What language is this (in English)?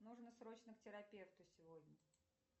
Russian